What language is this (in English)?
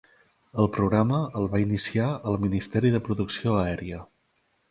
Catalan